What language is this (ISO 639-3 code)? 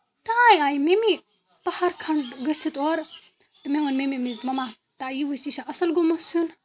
kas